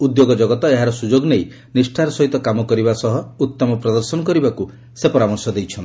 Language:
Odia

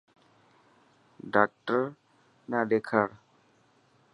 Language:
Dhatki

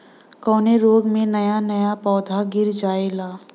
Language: Bhojpuri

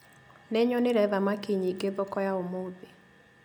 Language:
Kikuyu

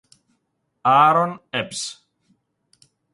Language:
Italian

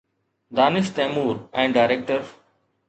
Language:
Sindhi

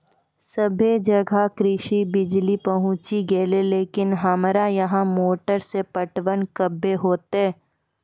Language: Maithili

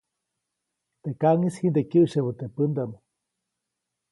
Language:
Copainalá Zoque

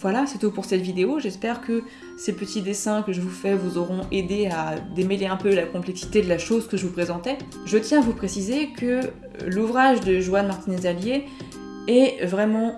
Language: French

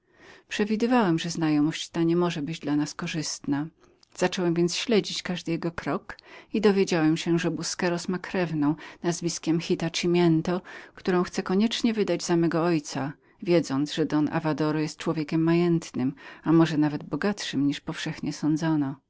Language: Polish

